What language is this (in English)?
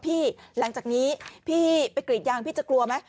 Thai